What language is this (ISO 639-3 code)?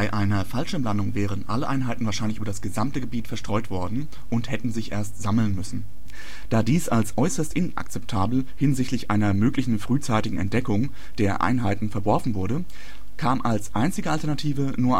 deu